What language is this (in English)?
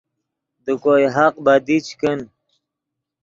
Yidgha